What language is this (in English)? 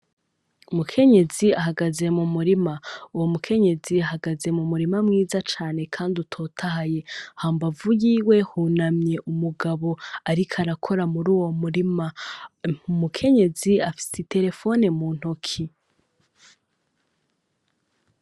Rundi